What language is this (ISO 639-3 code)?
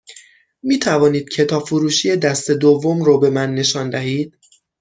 fas